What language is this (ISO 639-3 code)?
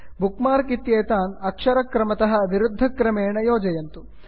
san